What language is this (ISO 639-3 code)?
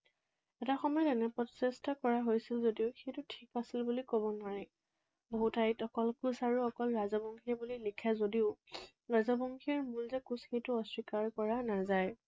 asm